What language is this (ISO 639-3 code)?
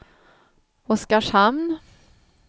swe